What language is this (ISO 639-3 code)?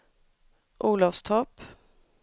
swe